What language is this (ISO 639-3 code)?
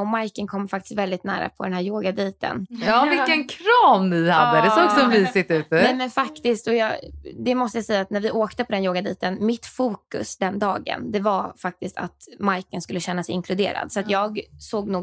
swe